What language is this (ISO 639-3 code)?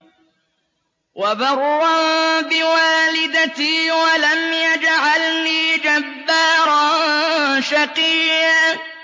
ara